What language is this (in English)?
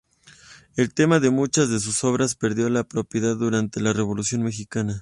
Spanish